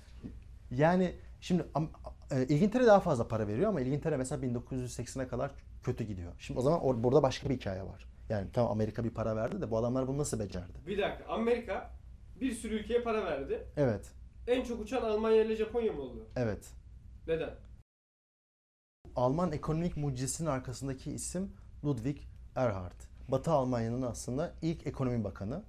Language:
Turkish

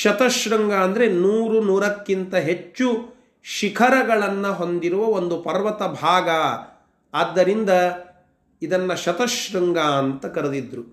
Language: Kannada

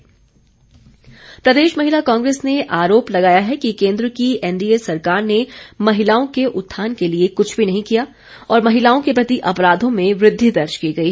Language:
Hindi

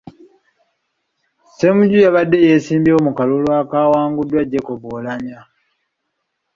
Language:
Ganda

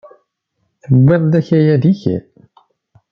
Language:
Kabyle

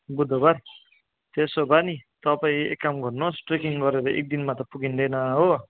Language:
Nepali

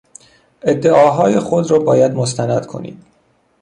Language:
Persian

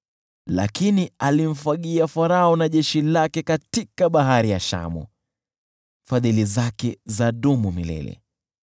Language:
Swahili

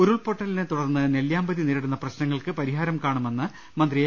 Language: Malayalam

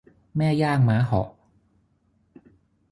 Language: Thai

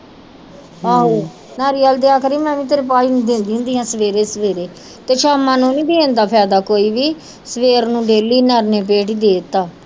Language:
Punjabi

